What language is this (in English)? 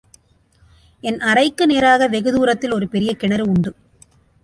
Tamil